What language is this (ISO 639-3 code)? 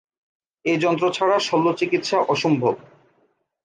ben